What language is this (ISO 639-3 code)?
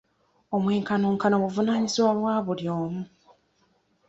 lug